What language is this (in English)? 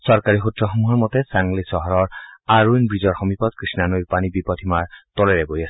Assamese